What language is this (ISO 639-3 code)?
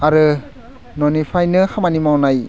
brx